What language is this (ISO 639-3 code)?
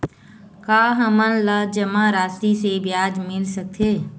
hne